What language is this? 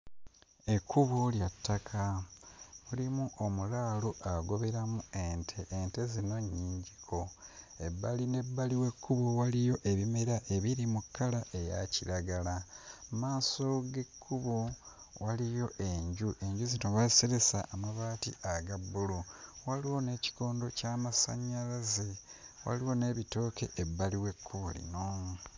Ganda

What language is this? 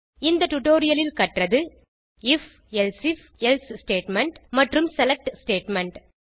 Tamil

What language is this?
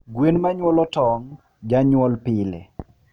Luo (Kenya and Tanzania)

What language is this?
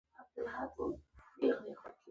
Pashto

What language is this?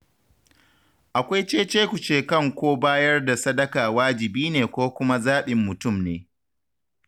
Hausa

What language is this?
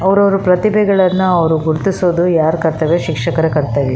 Kannada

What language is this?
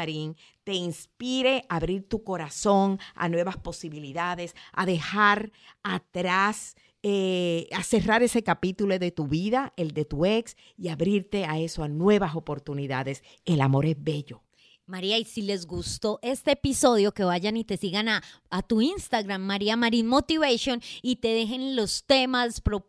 Spanish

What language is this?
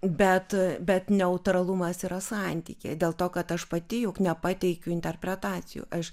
Lithuanian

